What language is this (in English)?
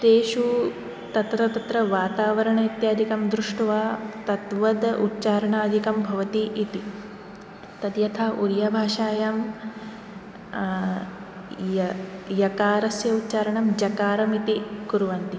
Sanskrit